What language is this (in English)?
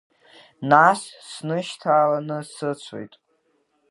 Abkhazian